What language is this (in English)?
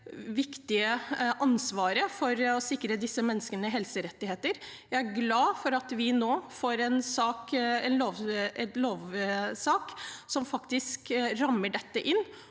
Norwegian